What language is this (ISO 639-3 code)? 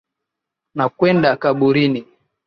swa